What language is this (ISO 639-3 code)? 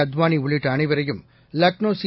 tam